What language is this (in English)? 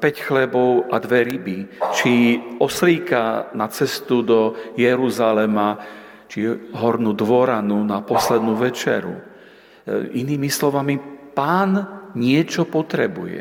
Slovak